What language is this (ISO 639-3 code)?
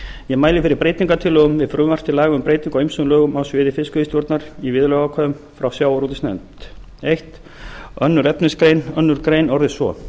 isl